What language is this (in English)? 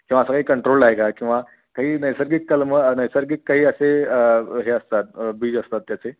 Marathi